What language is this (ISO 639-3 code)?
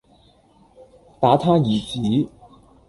yue